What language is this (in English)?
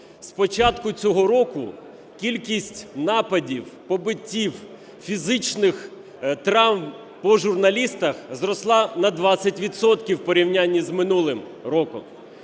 Ukrainian